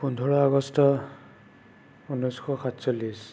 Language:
Assamese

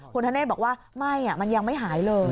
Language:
Thai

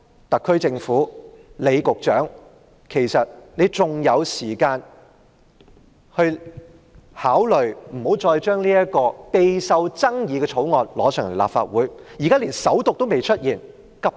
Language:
Cantonese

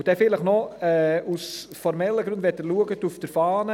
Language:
Swiss German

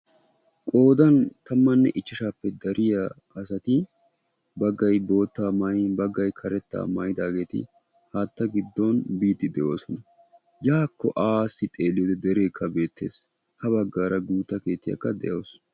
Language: Wolaytta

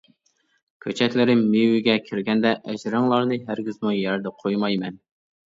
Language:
Uyghur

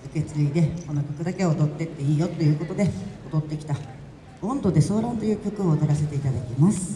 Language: Japanese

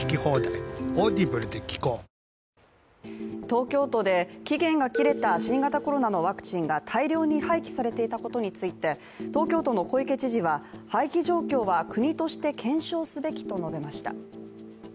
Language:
Japanese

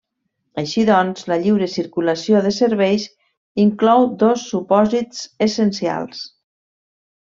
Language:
Catalan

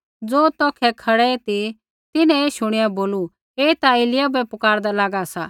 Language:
Kullu Pahari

